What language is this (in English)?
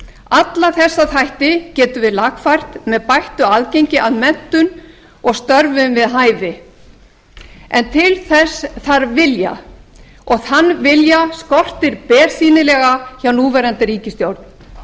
Icelandic